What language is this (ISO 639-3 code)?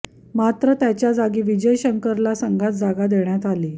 mar